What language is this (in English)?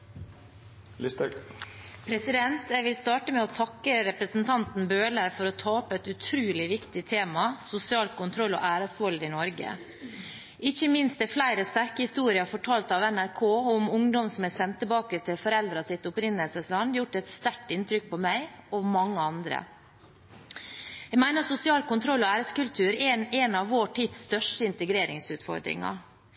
Norwegian